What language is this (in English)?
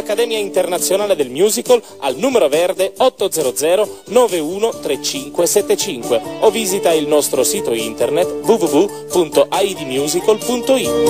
Italian